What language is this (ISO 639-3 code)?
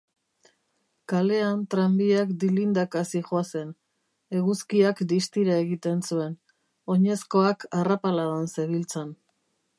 eus